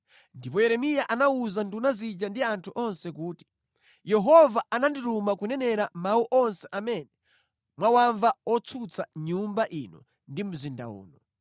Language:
Nyanja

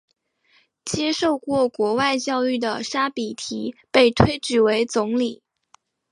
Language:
Chinese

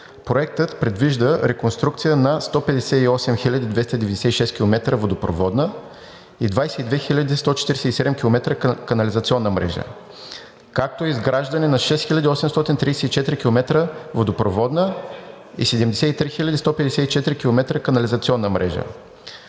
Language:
Bulgarian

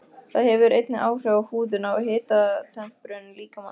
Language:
Icelandic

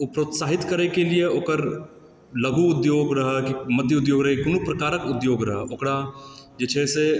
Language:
Maithili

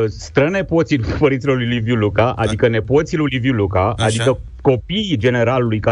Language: Romanian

